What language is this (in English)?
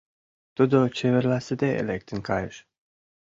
Mari